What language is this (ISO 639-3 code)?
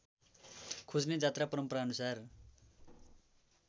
nep